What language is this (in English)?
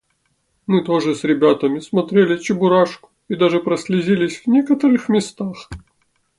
Russian